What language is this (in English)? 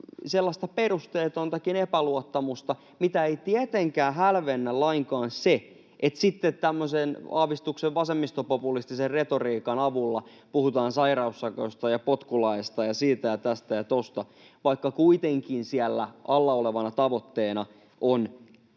Finnish